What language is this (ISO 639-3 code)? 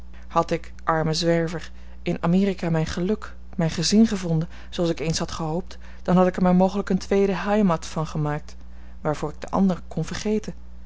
nld